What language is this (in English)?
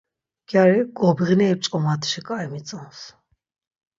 Laz